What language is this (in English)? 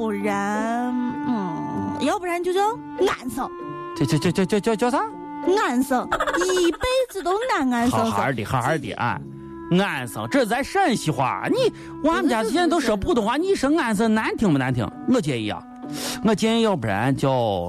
Chinese